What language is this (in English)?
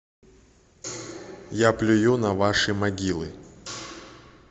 Russian